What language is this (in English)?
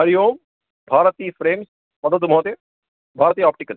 Sanskrit